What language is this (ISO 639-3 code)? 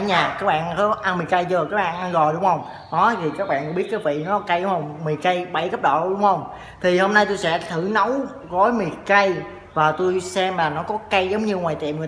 vie